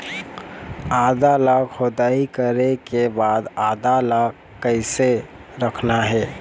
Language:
Chhattisgarhi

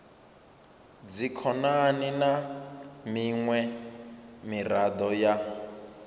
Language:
Venda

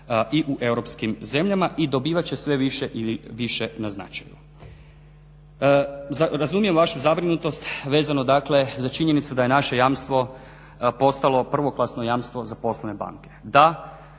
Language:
Croatian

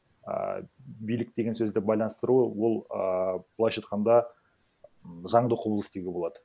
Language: Kazakh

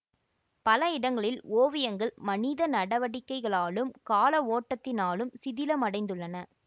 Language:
Tamil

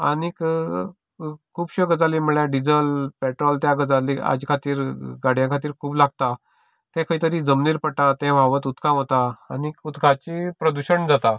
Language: Konkani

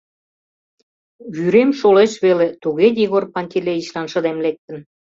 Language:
Mari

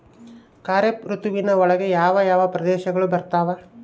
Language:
Kannada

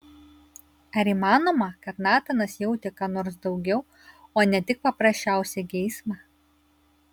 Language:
Lithuanian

